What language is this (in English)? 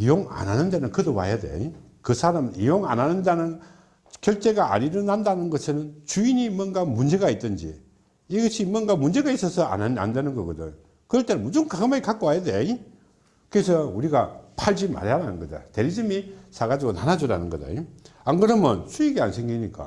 Korean